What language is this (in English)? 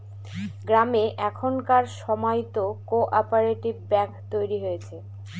Bangla